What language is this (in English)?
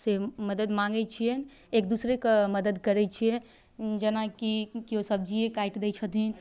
Maithili